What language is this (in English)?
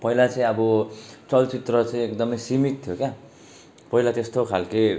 Nepali